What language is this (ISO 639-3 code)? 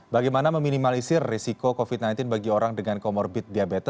ind